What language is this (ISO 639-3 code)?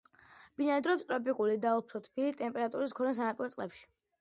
kat